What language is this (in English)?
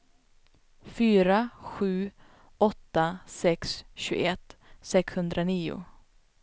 Swedish